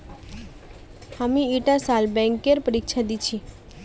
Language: Magahi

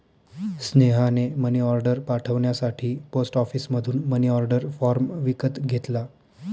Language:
Marathi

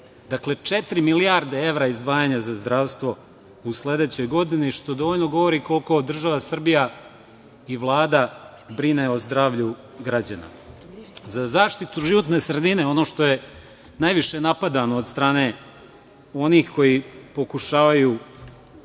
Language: Serbian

